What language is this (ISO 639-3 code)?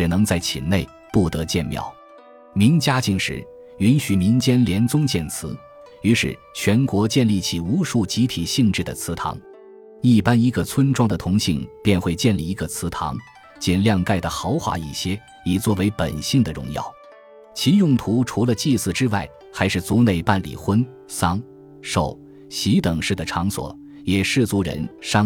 zho